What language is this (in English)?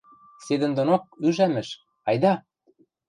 Western Mari